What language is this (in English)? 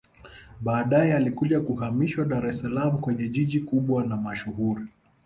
Swahili